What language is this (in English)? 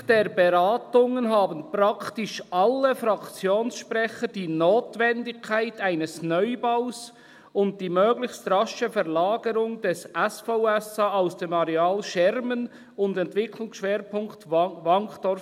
Swiss German